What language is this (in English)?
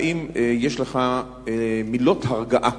Hebrew